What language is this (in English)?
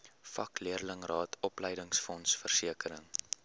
Afrikaans